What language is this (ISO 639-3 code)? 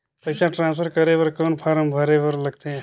hne